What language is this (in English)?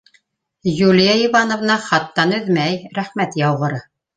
Bashkir